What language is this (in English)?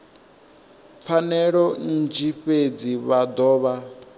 Venda